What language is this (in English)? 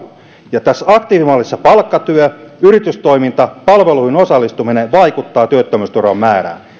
Finnish